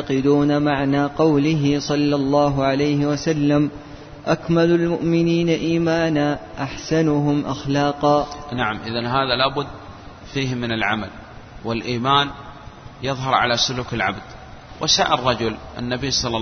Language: Arabic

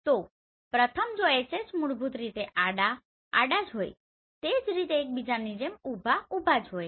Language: Gujarati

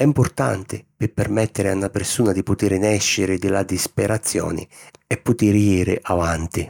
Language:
Sicilian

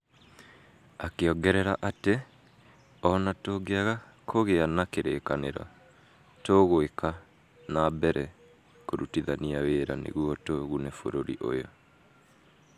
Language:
Kikuyu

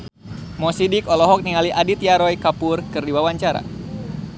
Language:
Sundanese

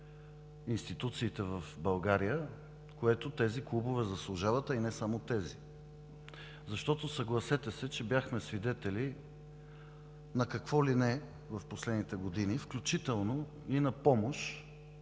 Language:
Bulgarian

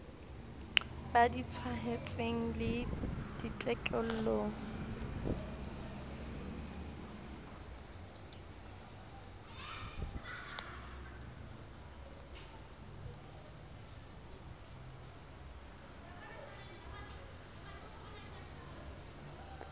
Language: Southern Sotho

